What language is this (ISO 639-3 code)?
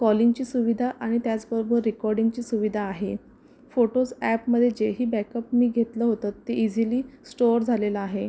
mar